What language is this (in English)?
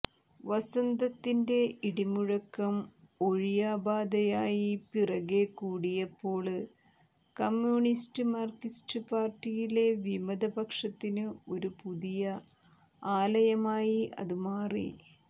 Malayalam